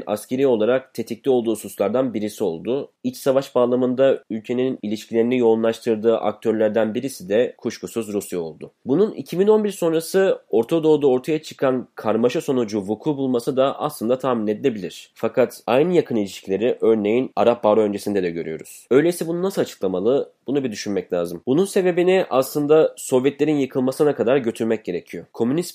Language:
Turkish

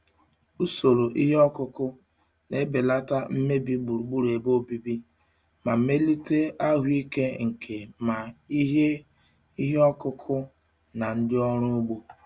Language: Igbo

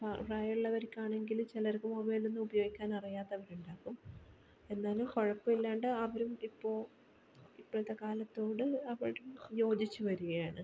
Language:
Malayalam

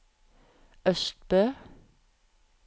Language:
Norwegian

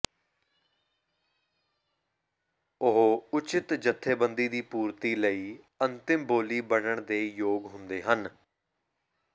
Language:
Punjabi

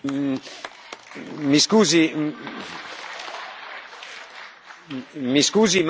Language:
Italian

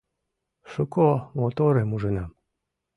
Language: Mari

